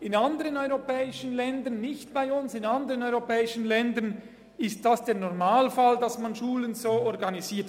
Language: Swiss German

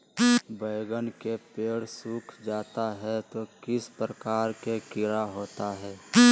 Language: Magahi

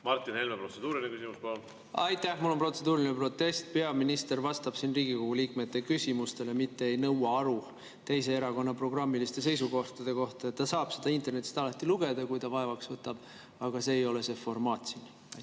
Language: Estonian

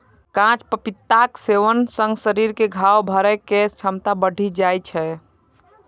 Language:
Maithili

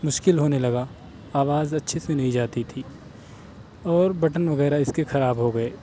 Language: Urdu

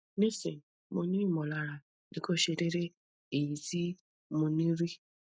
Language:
Yoruba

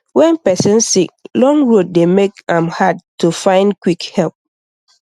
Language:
Nigerian Pidgin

